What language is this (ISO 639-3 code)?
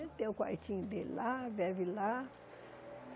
por